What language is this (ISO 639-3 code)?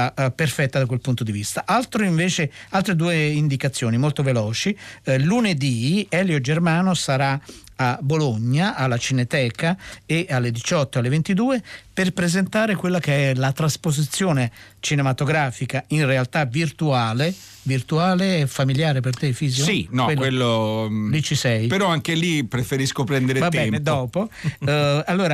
ita